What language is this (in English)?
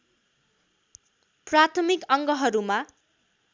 Nepali